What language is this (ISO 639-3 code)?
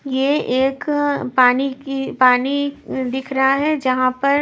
hin